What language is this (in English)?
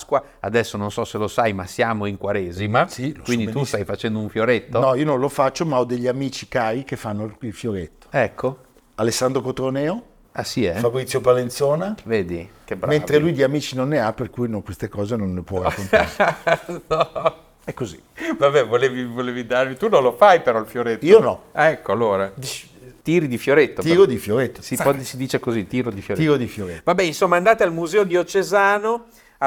Italian